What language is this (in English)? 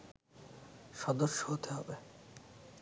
Bangla